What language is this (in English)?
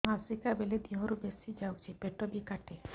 Odia